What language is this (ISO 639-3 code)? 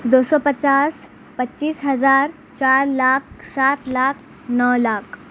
urd